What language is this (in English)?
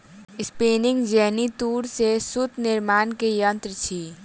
Maithili